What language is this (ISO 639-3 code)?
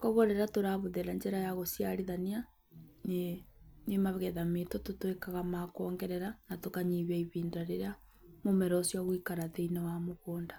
kik